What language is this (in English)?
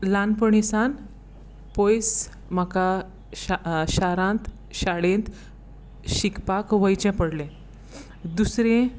Konkani